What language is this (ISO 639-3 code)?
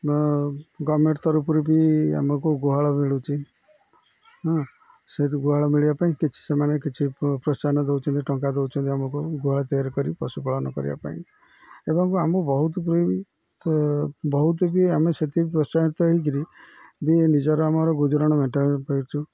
ori